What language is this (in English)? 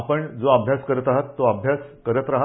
Marathi